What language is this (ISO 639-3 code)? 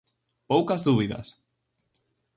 glg